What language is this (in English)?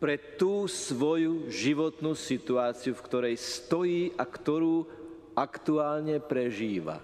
Slovak